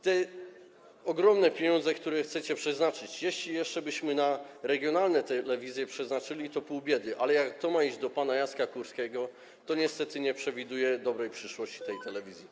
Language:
Polish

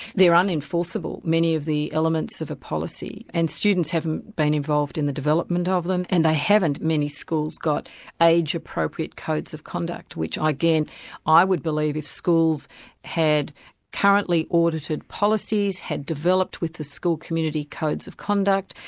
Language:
English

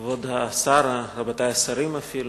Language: Hebrew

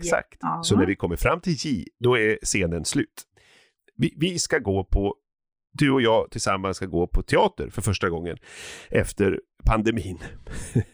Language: Swedish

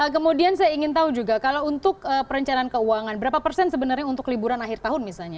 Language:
Indonesian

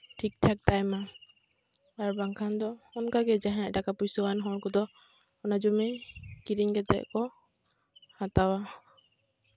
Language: Santali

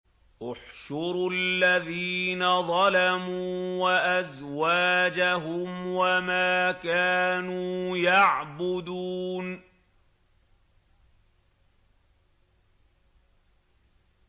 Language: Arabic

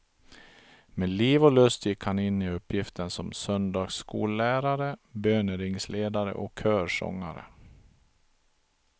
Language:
Swedish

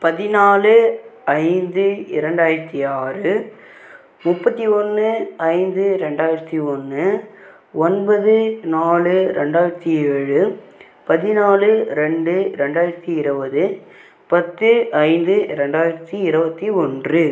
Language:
Tamil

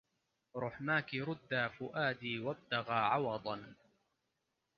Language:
Arabic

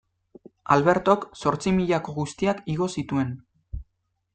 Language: Basque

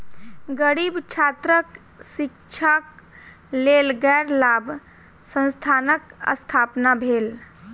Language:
Maithili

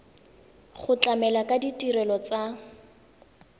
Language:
Tswana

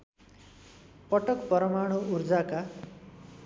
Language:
Nepali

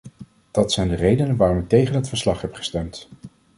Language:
Dutch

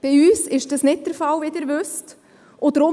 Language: Swiss German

